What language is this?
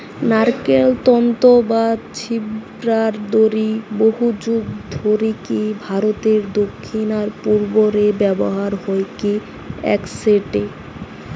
Bangla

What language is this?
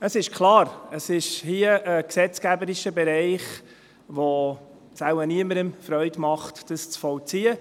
Swiss German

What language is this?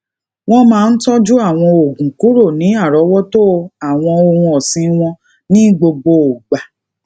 Yoruba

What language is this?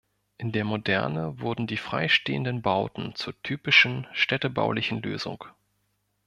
German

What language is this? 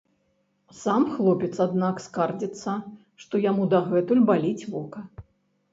Belarusian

